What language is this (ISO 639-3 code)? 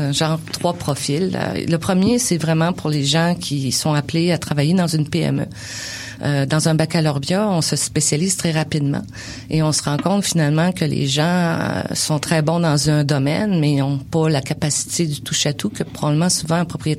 fra